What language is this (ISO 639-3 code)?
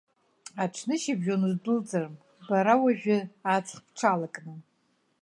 abk